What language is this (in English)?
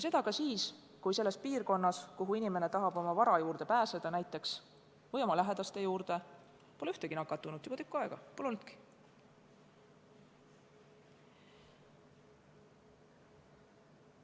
Estonian